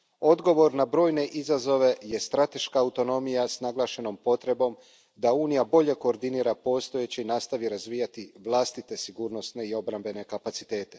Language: Croatian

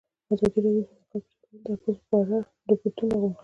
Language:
Pashto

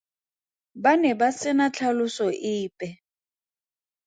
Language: Tswana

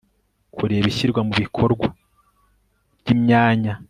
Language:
Kinyarwanda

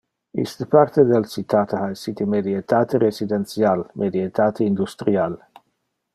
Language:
Interlingua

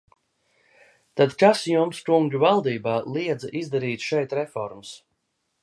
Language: Latvian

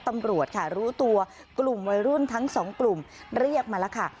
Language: Thai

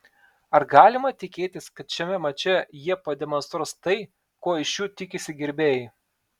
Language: Lithuanian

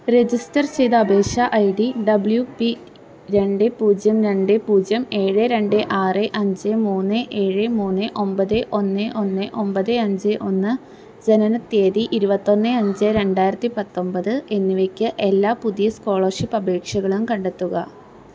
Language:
Malayalam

